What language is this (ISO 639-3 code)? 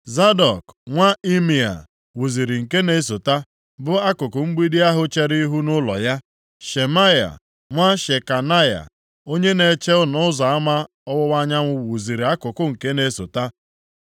ibo